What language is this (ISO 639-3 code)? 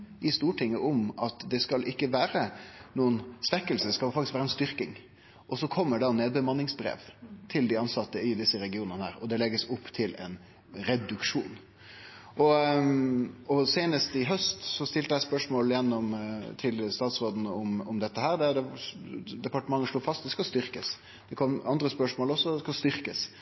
nno